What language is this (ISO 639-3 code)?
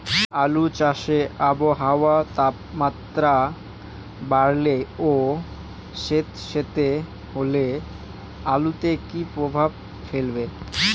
ben